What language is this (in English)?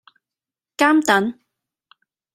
Cantonese